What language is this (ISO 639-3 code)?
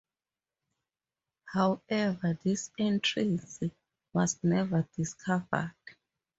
eng